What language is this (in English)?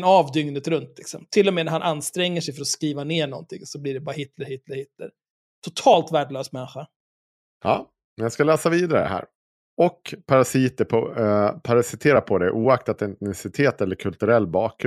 Swedish